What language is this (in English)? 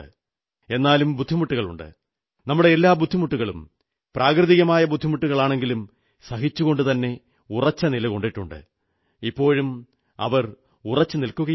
Malayalam